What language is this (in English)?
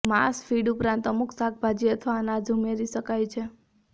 Gujarati